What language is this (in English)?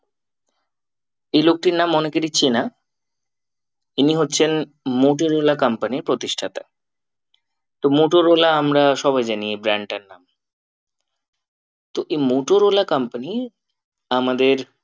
Bangla